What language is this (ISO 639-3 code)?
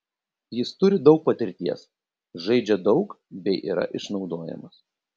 lit